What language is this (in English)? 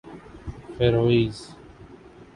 Urdu